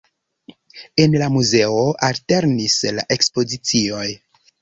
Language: Esperanto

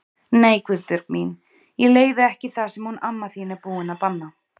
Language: Icelandic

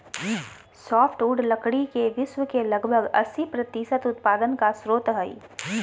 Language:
Magahi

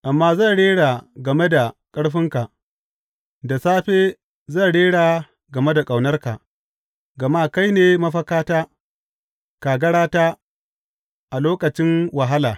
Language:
Hausa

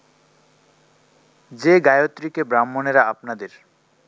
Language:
Bangla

